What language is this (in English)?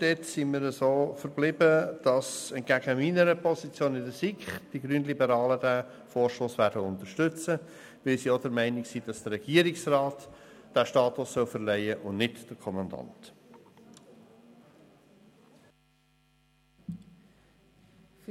Swiss German